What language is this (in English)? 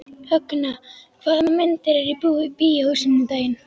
Icelandic